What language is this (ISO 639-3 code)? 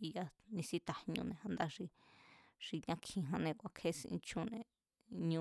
vmz